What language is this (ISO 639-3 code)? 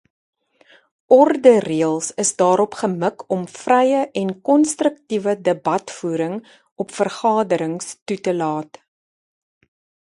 afr